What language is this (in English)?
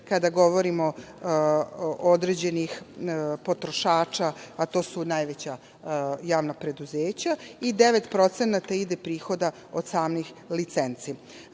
Serbian